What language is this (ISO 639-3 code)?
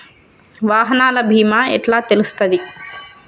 tel